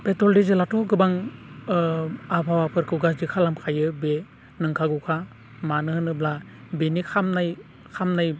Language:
Bodo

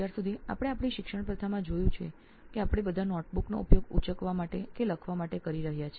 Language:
Gujarati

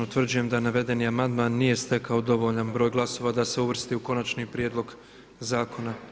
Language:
Croatian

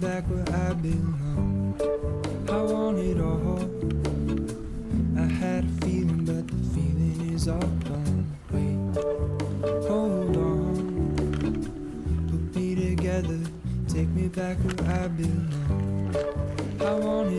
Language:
Finnish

